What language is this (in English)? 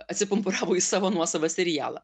Lithuanian